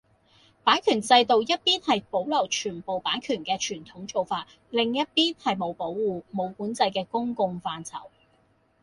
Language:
Cantonese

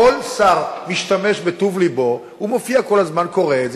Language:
Hebrew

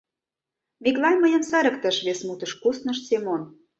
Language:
Mari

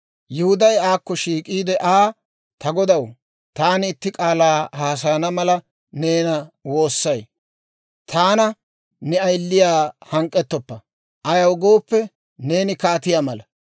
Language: Dawro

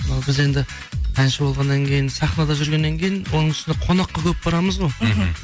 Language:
Kazakh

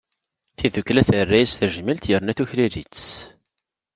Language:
Kabyle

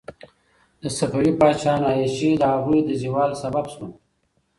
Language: Pashto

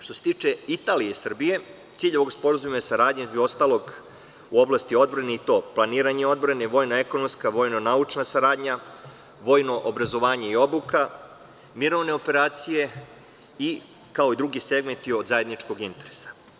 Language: Serbian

